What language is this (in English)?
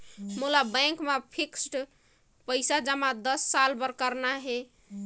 Chhattisgarhi